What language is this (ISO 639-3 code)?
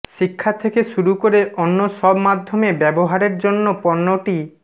ben